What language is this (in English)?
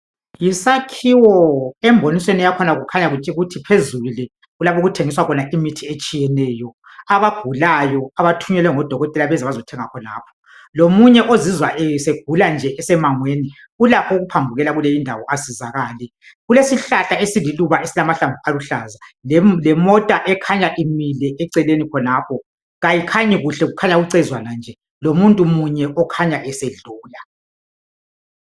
North Ndebele